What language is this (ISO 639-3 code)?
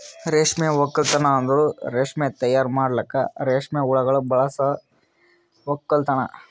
kan